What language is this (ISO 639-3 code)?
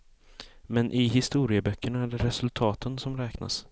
swe